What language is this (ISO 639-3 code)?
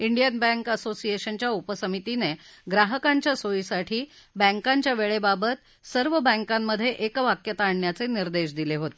mar